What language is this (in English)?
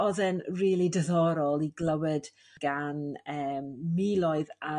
Welsh